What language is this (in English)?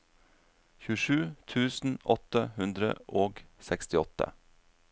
Norwegian